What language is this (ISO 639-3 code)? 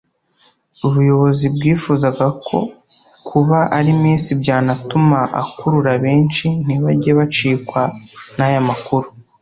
kin